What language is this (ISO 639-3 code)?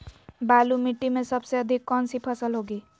mag